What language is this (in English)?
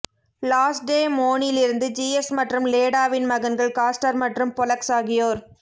Tamil